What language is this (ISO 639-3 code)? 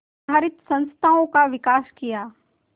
hin